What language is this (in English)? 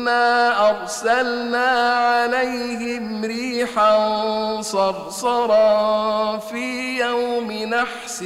Arabic